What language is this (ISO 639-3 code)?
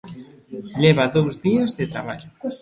glg